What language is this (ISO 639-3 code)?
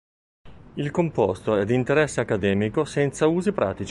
ita